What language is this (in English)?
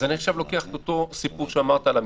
Hebrew